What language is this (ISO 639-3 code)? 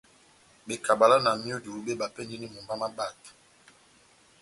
bnm